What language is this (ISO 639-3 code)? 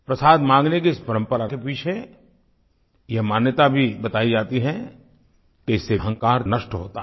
hin